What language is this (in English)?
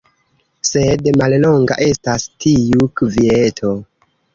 Esperanto